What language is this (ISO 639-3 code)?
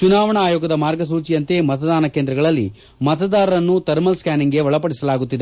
kan